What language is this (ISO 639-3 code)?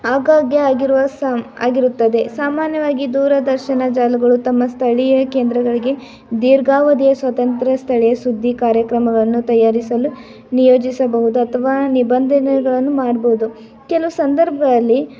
kan